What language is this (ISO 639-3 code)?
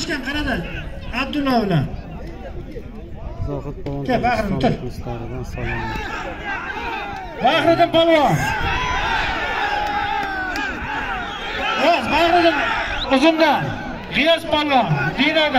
tur